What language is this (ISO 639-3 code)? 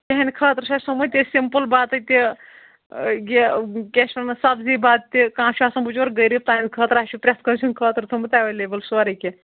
kas